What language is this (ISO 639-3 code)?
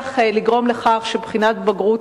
heb